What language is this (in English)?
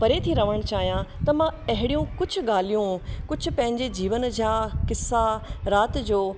Sindhi